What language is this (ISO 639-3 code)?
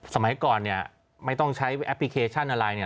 tha